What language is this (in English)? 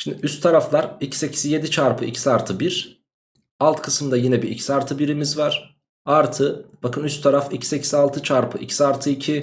Turkish